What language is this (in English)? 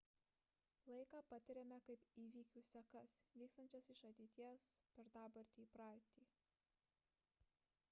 Lithuanian